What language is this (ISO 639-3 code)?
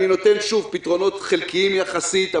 heb